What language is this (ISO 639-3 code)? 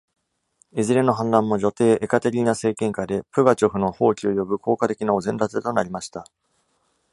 jpn